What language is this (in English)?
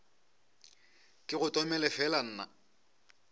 Northern Sotho